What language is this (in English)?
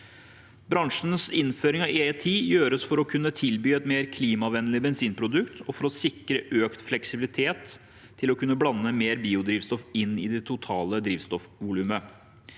Norwegian